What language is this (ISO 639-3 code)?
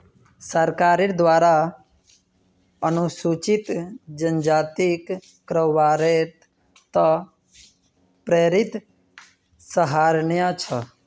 mag